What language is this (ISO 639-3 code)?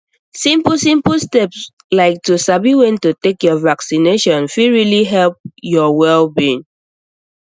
pcm